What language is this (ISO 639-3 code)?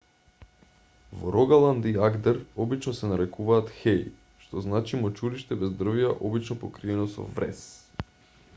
mkd